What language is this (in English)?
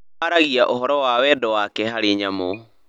Kikuyu